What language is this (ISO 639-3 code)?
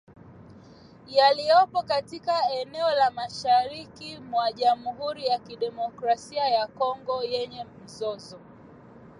swa